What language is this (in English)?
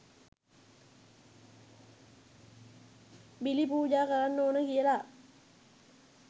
Sinhala